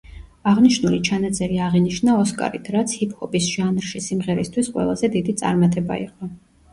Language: Georgian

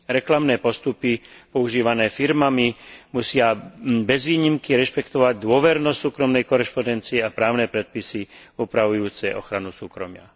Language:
Slovak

